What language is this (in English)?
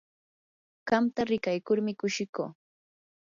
Yanahuanca Pasco Quechua